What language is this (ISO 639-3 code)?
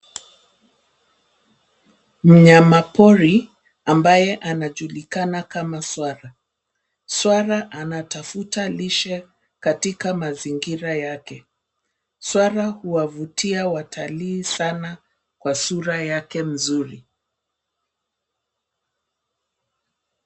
swa